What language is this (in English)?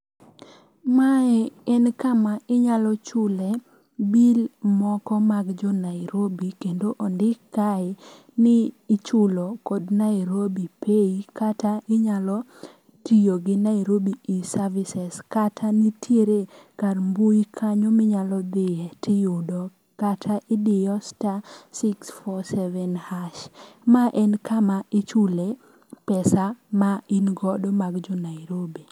Luo (Kenya and Tanzania)